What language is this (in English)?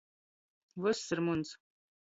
Latgalian